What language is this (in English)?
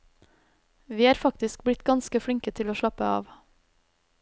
Norwegian